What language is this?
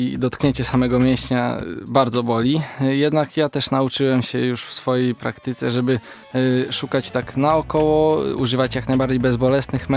Polish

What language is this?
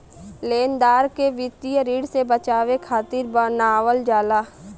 Bhojpuri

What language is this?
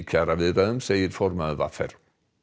Icelandic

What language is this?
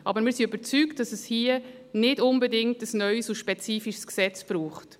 Swiss German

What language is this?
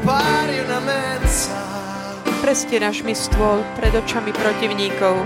Slovak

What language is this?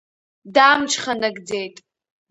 Abkhazian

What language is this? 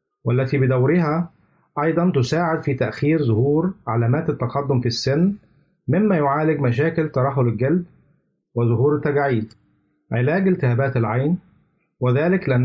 Arabic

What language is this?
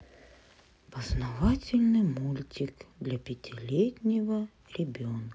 Russian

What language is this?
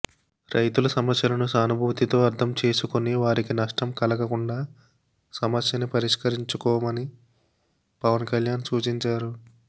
Telugu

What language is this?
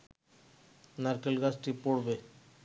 Bangla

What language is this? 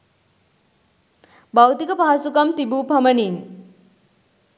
Sinhala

